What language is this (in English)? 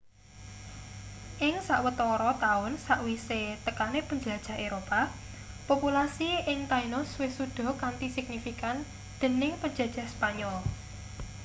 Javanese